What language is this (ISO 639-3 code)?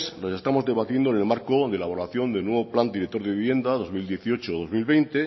spa